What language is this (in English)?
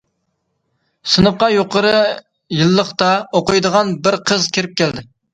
Uyghur